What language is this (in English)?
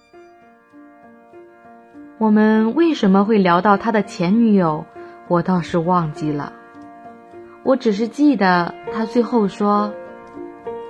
Chinese